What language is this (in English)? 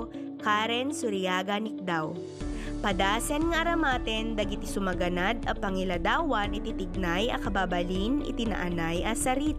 Filipino